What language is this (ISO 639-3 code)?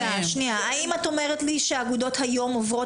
heb